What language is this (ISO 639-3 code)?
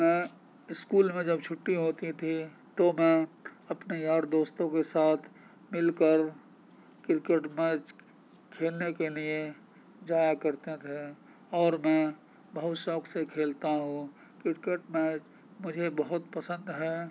urd